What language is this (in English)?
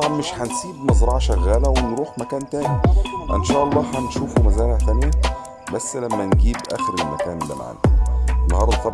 Arabic